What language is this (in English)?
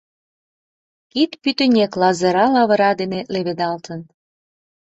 Mari